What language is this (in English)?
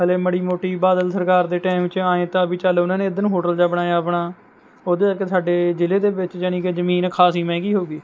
Punjabi